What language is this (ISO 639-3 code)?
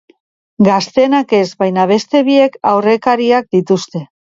eus